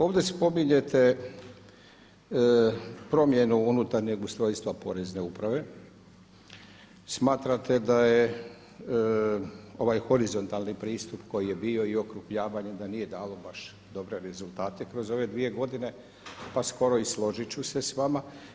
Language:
Croatian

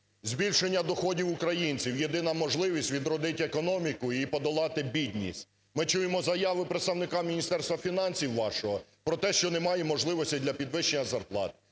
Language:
Ukrainian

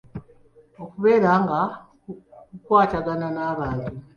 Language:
Ganda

